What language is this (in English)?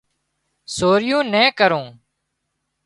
Wadiyara Koli